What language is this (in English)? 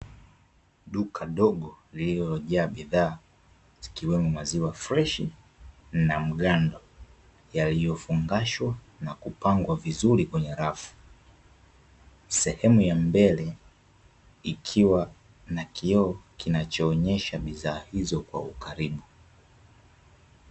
Swahili